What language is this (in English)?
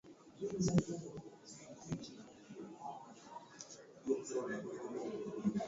Swahili